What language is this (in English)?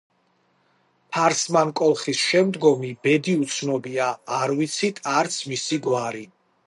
Georgian